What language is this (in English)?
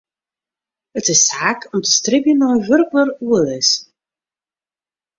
Western Frisian